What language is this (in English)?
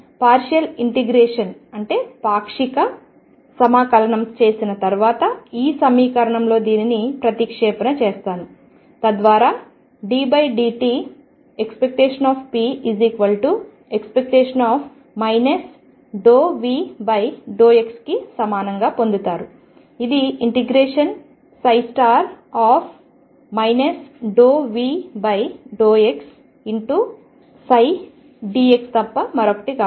Telugu